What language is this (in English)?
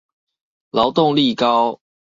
Chinese